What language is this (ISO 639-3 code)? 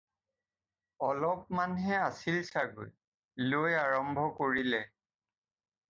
asm